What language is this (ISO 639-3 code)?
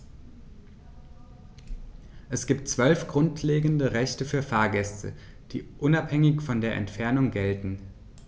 deu